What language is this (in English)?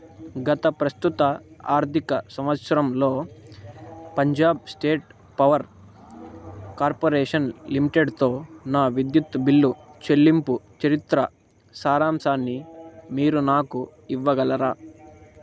Telugu